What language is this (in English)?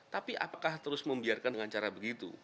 Indonesian